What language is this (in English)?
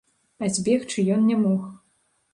Belarusian